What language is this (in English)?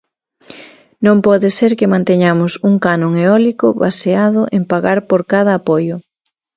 Galician